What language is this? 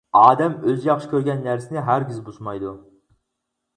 Uyghur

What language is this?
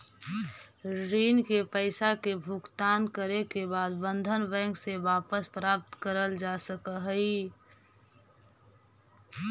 Magahi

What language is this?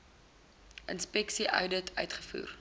Afrikaans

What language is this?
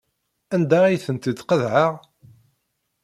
Kabyle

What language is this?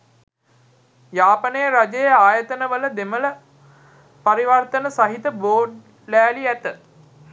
Sinhala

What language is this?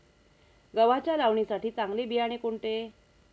Marathi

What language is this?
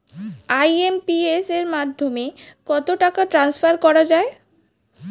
Bangla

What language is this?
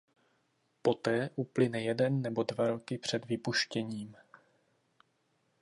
Czech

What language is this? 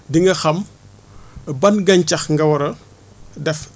Wolof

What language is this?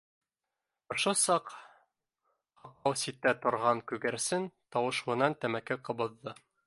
Bashkir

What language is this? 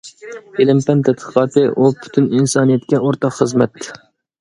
Uyghur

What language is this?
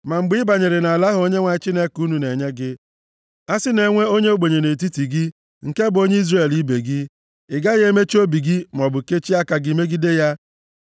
Igbo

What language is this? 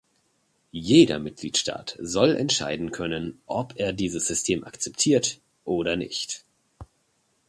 German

